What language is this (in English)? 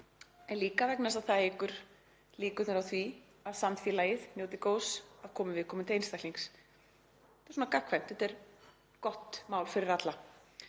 Icelandic